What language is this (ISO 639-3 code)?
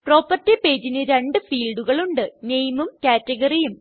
mal